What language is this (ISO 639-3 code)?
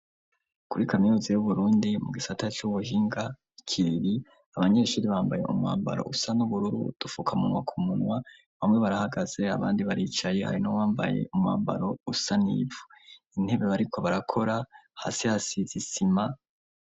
run